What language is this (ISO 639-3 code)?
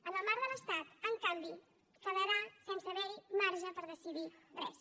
cat